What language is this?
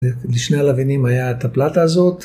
Hebrew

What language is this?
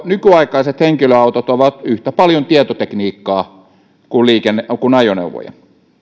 Finnish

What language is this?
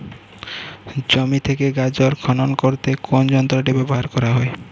Bangla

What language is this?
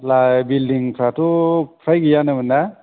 Bodo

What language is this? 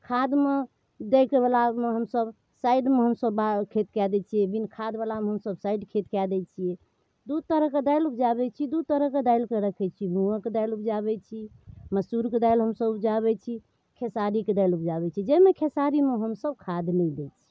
Maithili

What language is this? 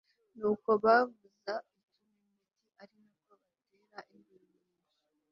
Kinyarwanda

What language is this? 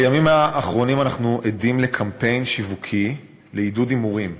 Hebrew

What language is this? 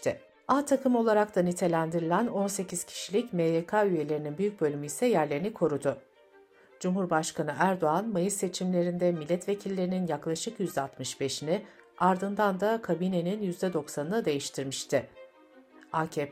Turkish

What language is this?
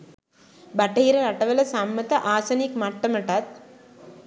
Sinhala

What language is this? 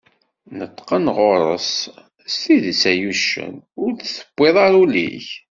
Kabyle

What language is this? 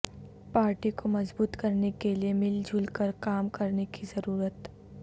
Urdu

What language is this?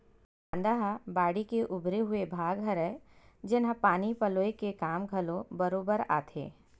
Chhattisgarhi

